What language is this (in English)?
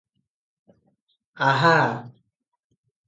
Odia